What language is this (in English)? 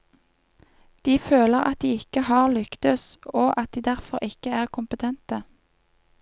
Norwegian